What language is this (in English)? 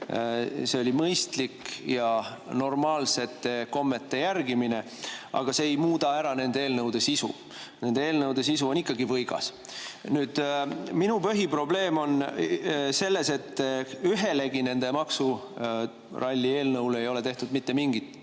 Estonian